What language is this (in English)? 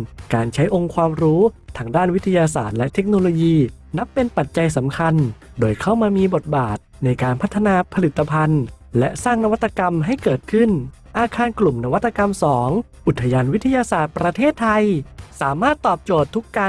Thai